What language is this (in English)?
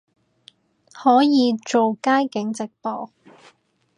Cantonese